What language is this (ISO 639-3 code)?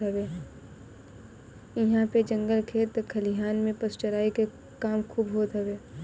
bho